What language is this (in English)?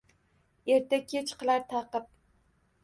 Uzbek